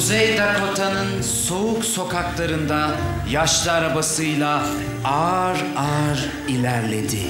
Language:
Turkish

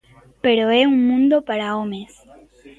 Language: Galician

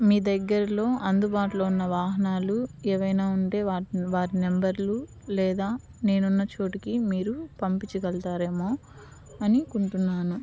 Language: Telugu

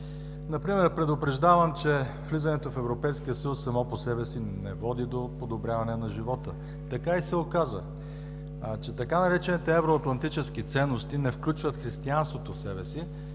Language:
Bulgarian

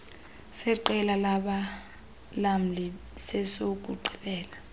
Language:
Xhosa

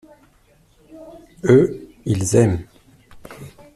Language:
French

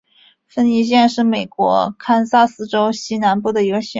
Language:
Chinese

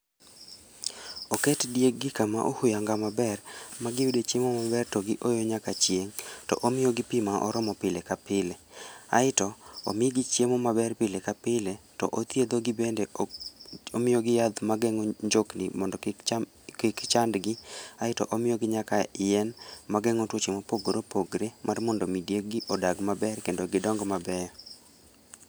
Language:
Luo (Kenya and Tanzania)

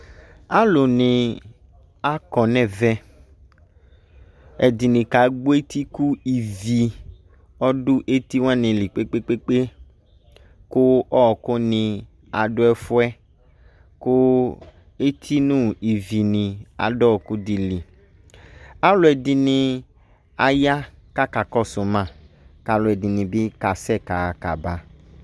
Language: Ikposo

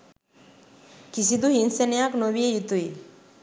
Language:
Sinhala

